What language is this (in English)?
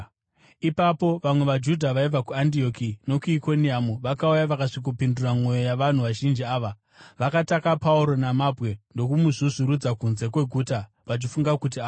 Shona